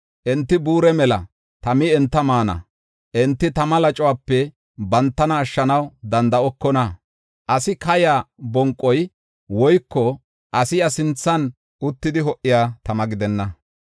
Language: Gofa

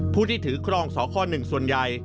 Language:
Thai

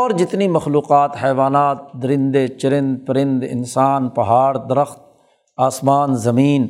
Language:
Urdu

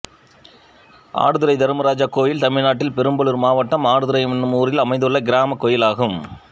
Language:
Tamil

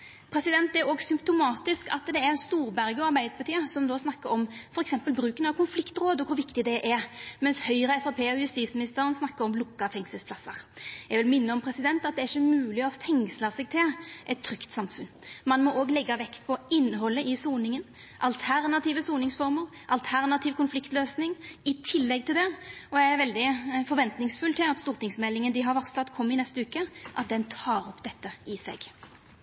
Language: Norwegian Nynorsk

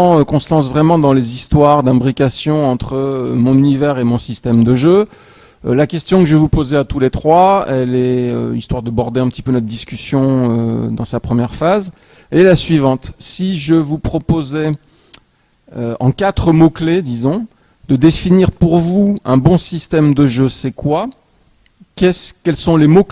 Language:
French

